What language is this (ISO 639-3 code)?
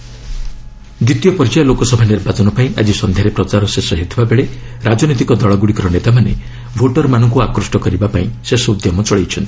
ori